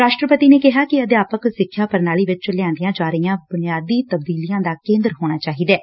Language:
Punjabi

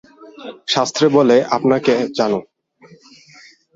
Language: Bangla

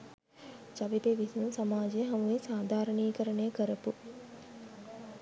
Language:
Sinhala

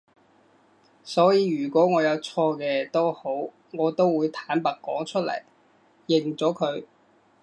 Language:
Cantonese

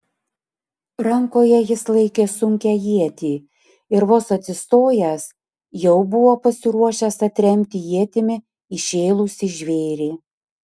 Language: Lithuanian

